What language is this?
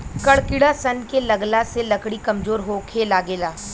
Bhojpuri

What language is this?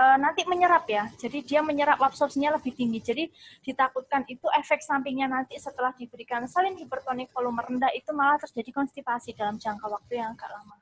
Indonesian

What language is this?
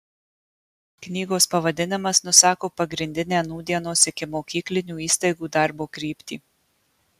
Lithuanian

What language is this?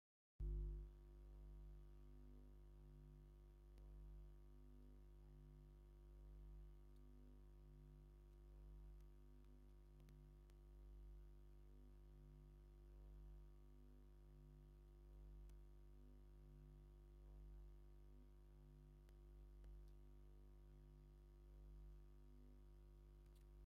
Tigrinya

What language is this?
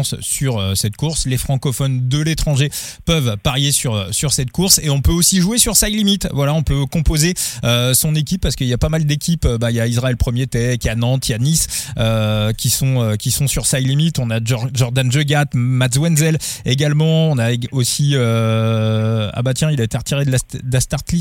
French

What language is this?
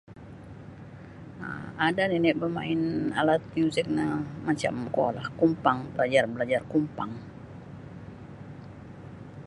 Sabah Bisaya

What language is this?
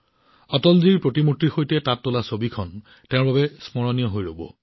Assamese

